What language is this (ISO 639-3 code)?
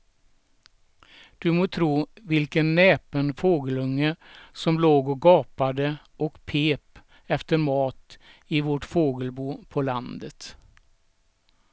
swe